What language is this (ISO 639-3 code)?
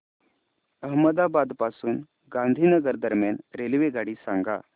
mar